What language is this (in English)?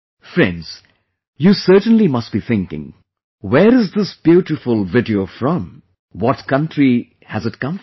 English